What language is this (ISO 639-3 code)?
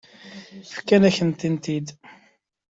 kab